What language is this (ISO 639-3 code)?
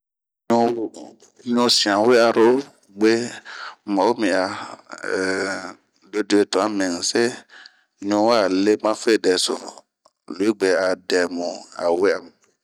bmq